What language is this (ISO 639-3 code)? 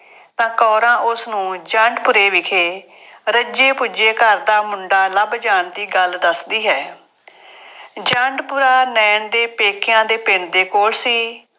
pan